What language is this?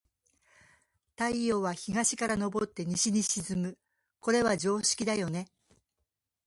Japanese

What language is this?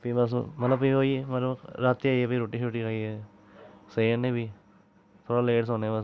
Dogri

